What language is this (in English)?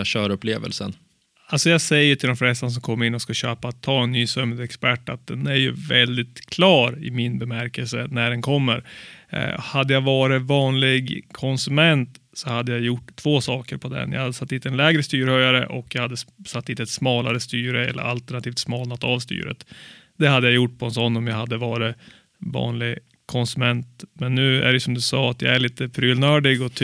Swedish